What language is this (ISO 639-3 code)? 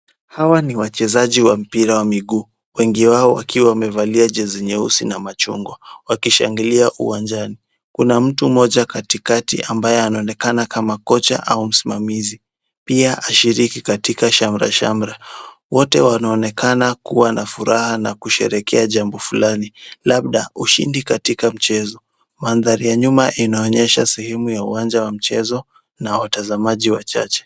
swa